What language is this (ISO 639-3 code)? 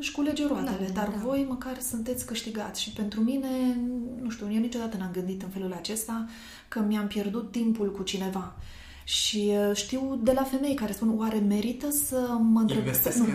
ron